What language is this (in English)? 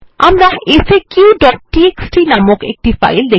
Bangla